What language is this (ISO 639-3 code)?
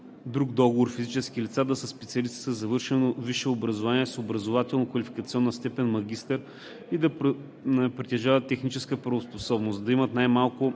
bul